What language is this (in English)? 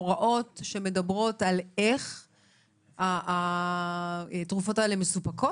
Hebrew